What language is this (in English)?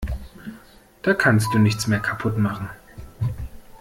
German